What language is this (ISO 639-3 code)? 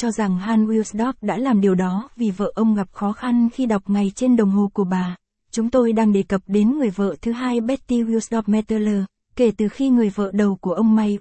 vie